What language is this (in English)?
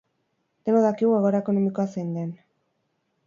Basque